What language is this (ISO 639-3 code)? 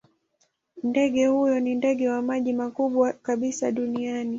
swa